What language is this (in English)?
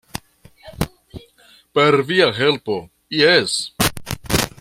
Esperanto